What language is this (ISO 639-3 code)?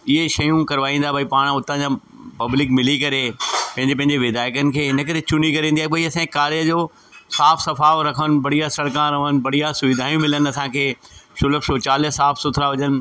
snd